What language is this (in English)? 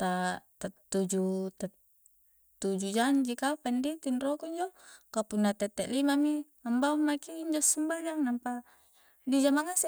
Coastal Konjo